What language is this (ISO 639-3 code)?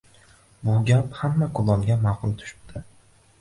uzb